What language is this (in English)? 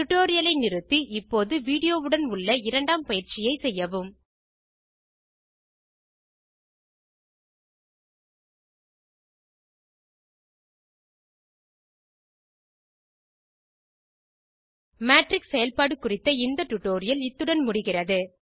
Tamil